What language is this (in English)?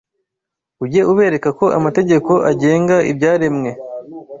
Kinyarwanda